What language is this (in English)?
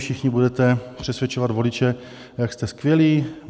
Czech